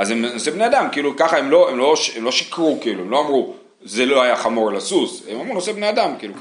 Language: Hebrew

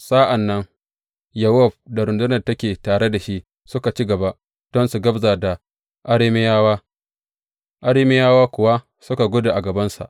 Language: Hausa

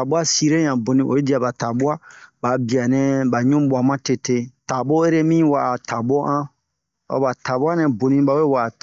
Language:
Bomu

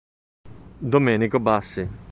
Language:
Italian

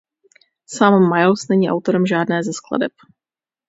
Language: Czech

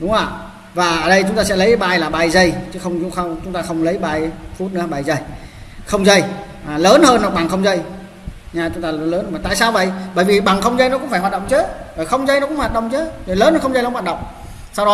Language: Vietnamese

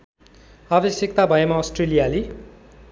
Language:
Nepali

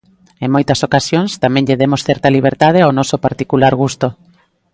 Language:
Galician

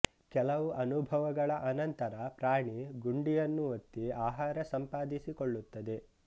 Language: Kannada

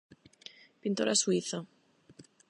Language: Galician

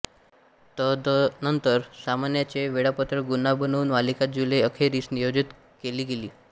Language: Marathi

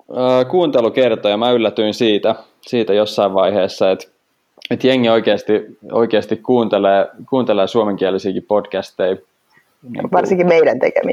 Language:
Finnish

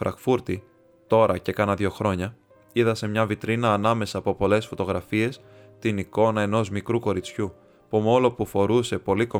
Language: Greek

